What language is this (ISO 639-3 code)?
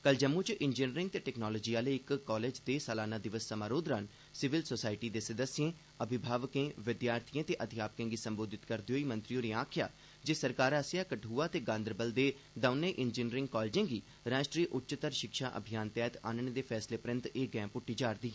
doi